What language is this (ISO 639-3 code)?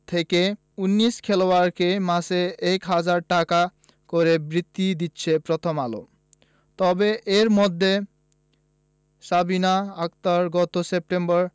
ben